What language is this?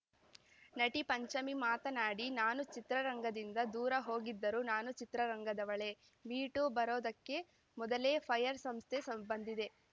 Kannada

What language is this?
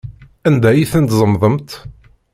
Kabyle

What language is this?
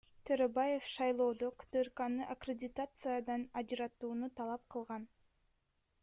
Kyrgyz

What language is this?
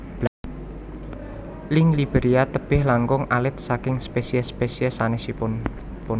Javanese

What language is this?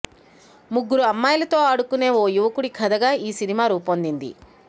Telugu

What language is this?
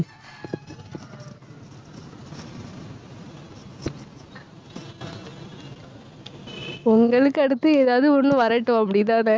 Tamil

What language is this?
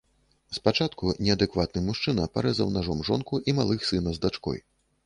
Belarusian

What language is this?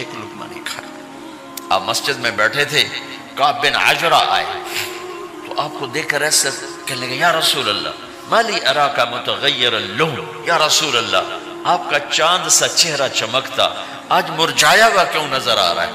Urdu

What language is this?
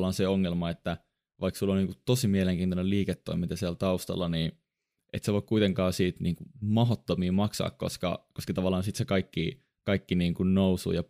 Finnish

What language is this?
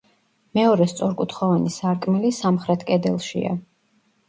Georgian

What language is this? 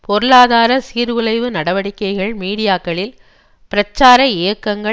Tamil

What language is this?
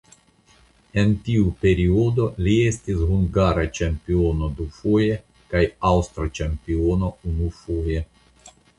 Esperanto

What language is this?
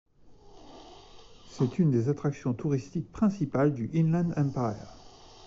French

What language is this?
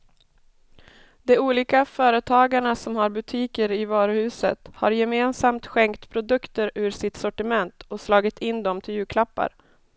Swedish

